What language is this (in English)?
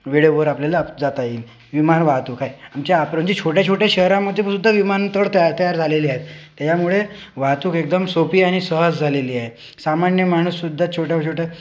Marathi